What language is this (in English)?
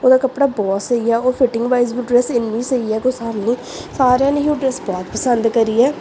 Punjabi